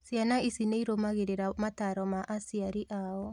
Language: Kikuyu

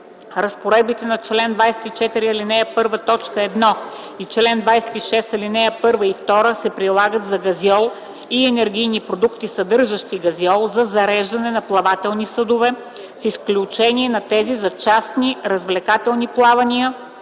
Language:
Bulgarian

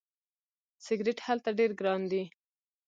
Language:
Pashto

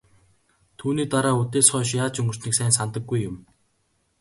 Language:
Mongolian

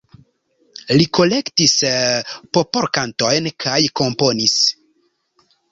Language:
Esperanto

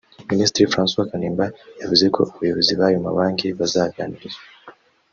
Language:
Kinyarwanda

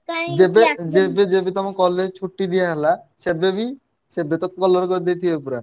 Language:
Odia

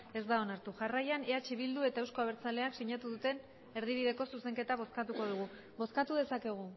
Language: Basque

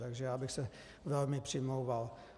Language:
Czech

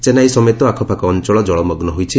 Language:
Odia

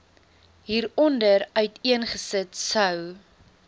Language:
Afrikaans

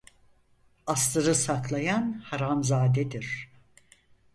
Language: Turkish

